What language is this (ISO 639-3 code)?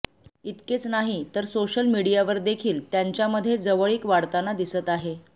mar